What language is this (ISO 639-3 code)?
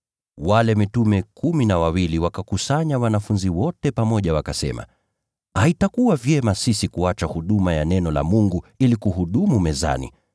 swa